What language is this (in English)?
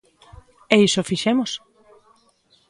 Galician